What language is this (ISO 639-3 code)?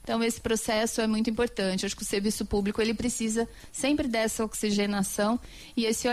por